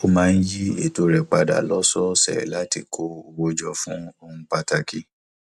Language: Yoruba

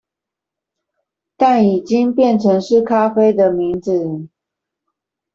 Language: Chinese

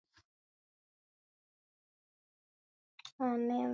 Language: Swahili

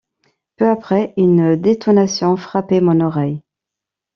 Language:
French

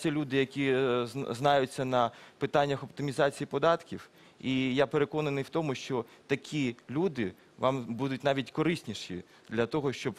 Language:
Ukrainian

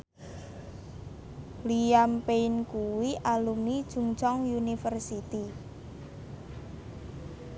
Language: Javanese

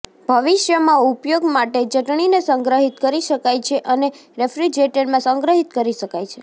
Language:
Gujarati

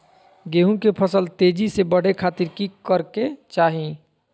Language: Magahi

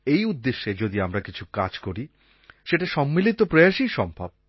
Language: Bangla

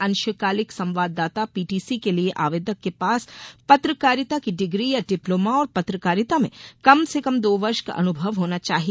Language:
Hindi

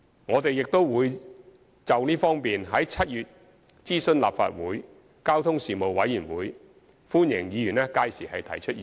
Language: Cantonese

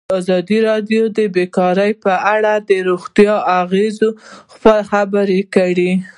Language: Pashto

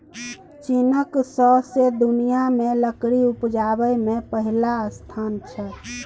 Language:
Maithili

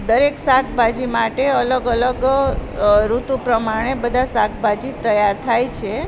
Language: Gujarati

